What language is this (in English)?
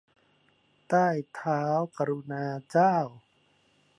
Thai